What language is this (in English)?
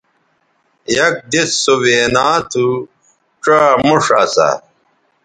Bateri